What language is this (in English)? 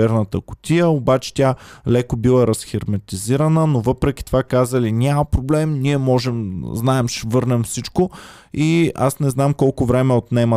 Bulgarian